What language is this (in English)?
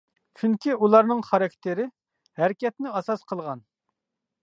Uyghur